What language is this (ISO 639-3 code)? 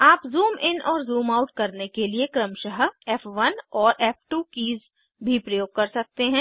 hin